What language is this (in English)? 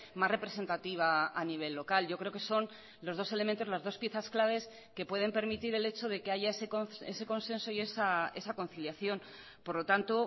Spanish